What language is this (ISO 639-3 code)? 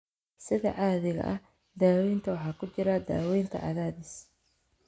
som